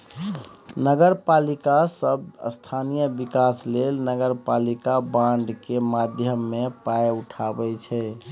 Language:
Maithili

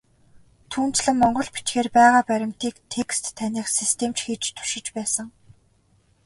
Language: Mongolian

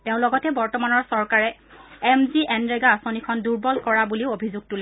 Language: Assamese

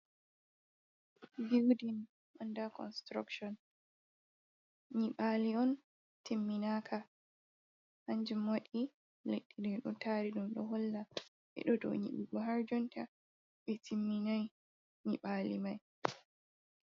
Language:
Fula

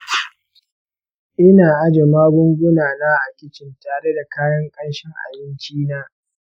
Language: Hausa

